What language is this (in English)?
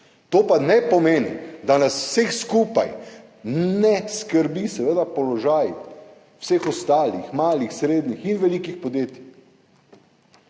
Slovenian